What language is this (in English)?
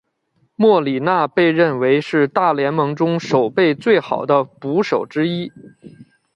Chinese